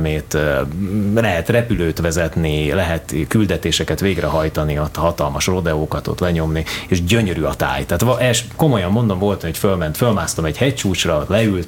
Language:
Hungarian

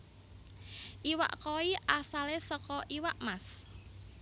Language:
Javanese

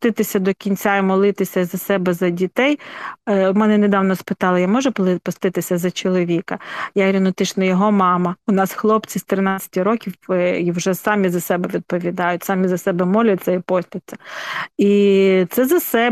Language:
Ukrainian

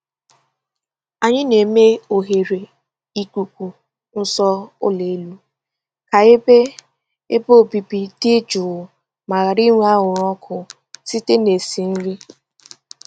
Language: Igbo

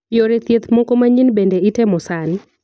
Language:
Luo (Kenya and Tanzania)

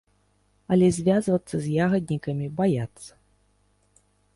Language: Belarusian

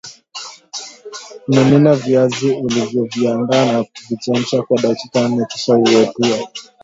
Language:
Swahili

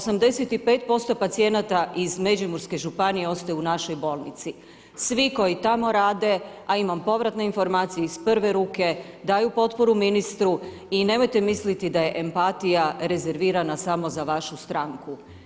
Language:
Croatian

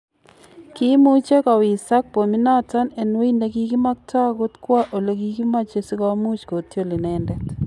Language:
Kalenjin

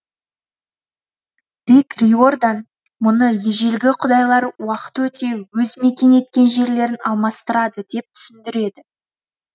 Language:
Kazakh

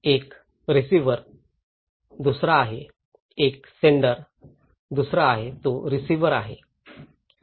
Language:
Marathi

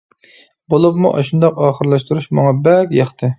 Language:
Uyghur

